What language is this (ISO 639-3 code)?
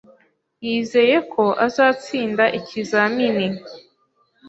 kin